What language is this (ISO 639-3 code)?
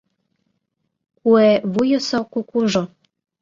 chm